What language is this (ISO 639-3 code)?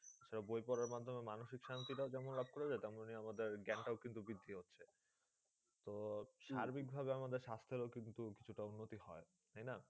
ben